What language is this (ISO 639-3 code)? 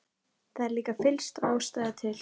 isl